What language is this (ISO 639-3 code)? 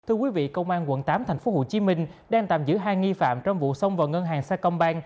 vie